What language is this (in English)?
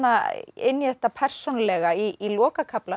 Icelandic